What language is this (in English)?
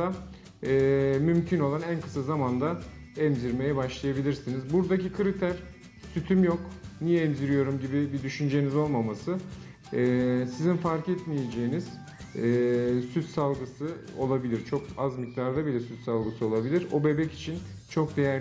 Turkish